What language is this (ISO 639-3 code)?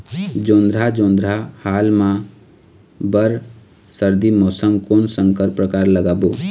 hne